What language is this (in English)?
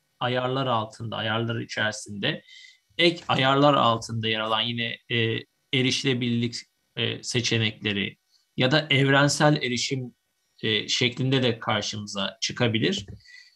Turkish